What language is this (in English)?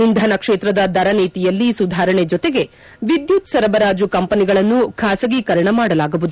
Kannada